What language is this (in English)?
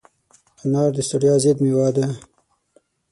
Pashto